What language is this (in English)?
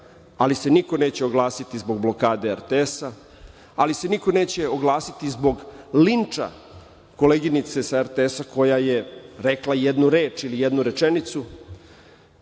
Serbian